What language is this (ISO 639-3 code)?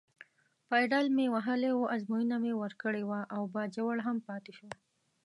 pus